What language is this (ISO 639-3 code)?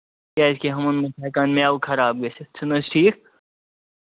kas